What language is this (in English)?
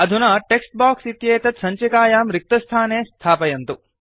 Sanskrit